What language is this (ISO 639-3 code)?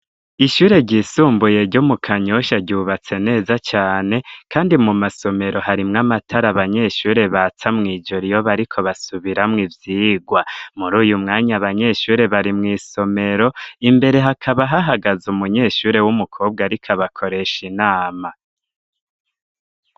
run